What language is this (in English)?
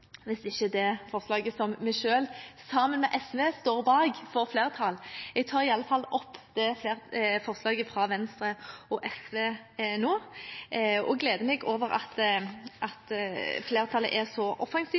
Norwegian Bokmål